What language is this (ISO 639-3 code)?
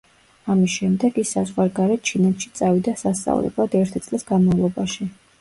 kat